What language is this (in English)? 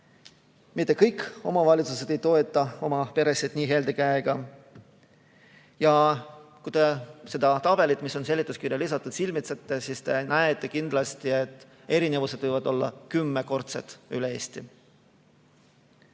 Estonian